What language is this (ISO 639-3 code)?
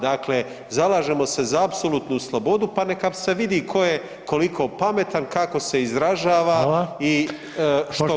hrv